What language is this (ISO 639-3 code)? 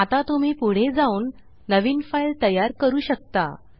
mar